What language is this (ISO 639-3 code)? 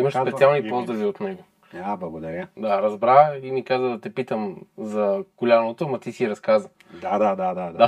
bul